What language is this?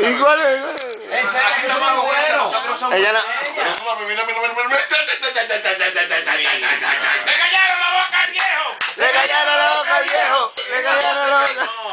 Spanish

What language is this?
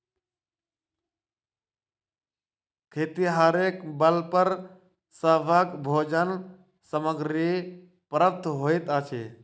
Maithili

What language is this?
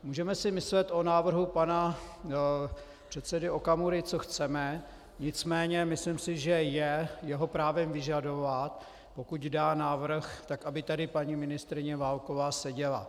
Czech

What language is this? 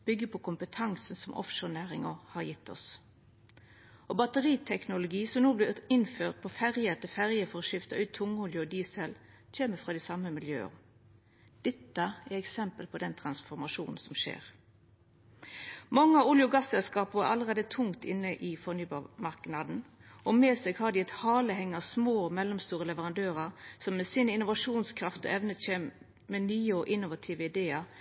Norwegian Nynorsk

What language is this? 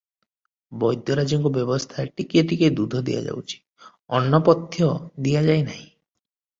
Odia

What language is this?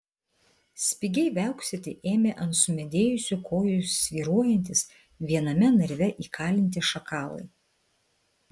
Lithuanian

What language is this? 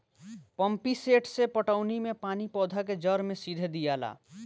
Bhojpuri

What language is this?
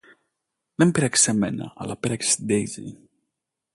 Greek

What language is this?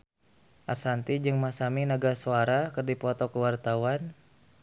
Sundanese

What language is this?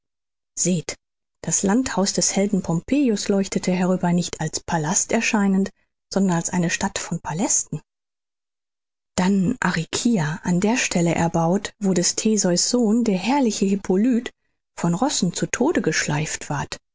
German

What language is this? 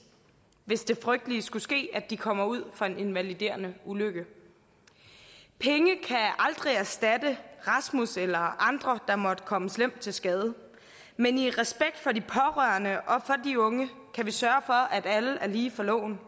Danish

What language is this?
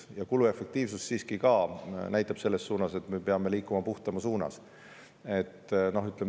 Estonian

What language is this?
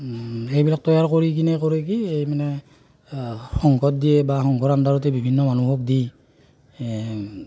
Assamese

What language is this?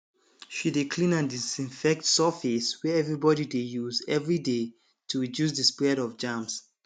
Nigerian Pidgin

